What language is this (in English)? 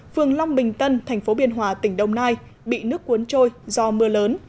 Vietnamese